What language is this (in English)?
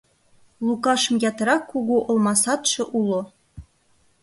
Mari